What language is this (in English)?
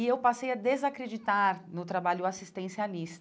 Portuguese